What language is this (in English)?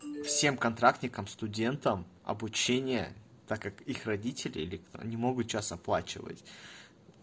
Russian